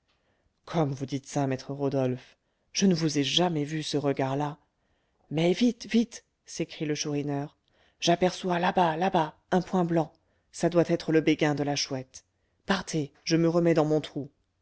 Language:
French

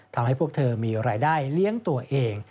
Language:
Thai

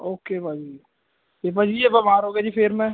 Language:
Punjabi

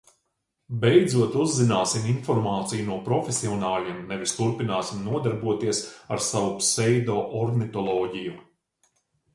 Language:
Latvian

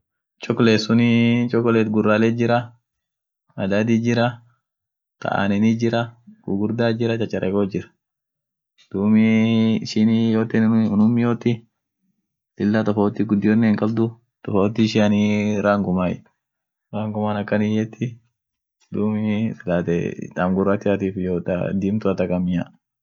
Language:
Orma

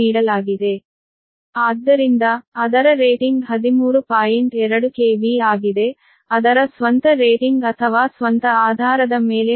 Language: Kannada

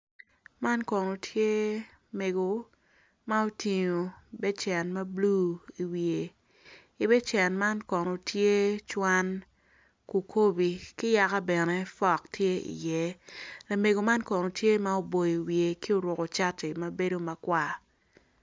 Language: Acoli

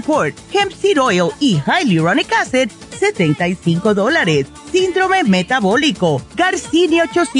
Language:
Spanish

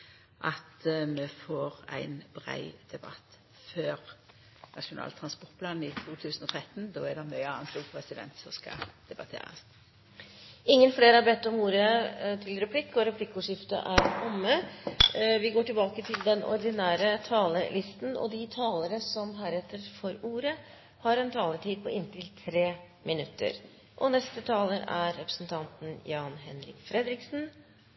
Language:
Norwegian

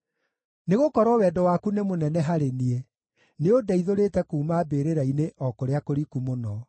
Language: Kikuyu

